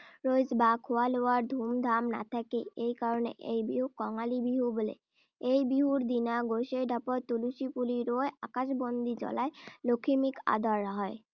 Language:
Assamese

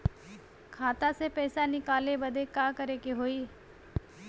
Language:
Bhojpuri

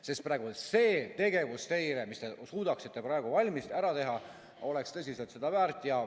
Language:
Estonian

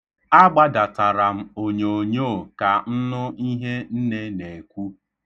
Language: Igbo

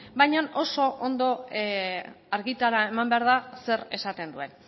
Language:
Basque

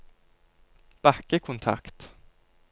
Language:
Norwegian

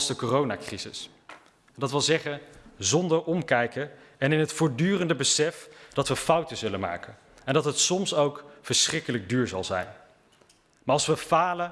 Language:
Dutch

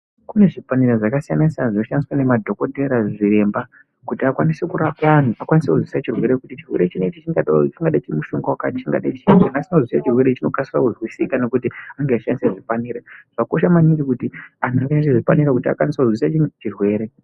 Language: Ndau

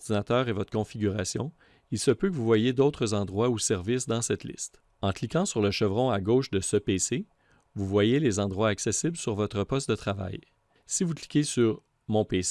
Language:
French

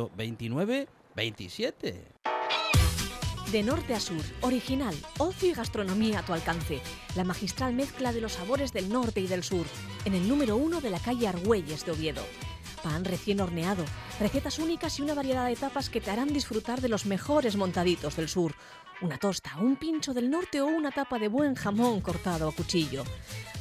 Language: Spanish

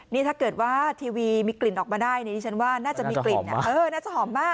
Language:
Thai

